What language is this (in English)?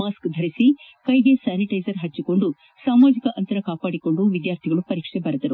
Kannada